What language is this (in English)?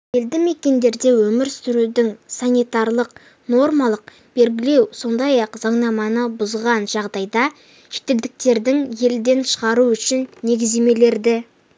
Kazakh